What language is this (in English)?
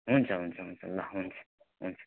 Nepali